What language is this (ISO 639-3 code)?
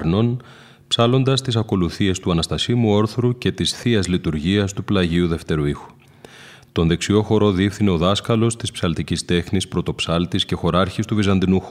ell